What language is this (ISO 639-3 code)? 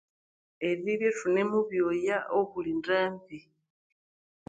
koo